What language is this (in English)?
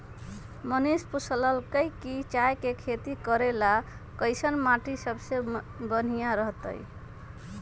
Magahi